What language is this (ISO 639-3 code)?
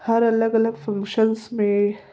snd